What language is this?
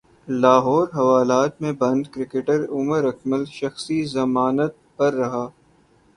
Urdu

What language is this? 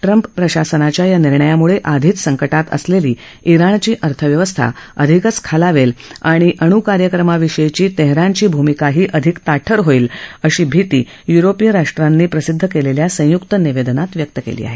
Marathi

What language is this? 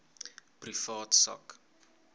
Afrikaans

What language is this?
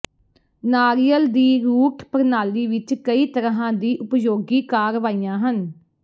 Punjabi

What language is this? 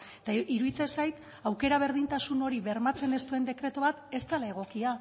Basque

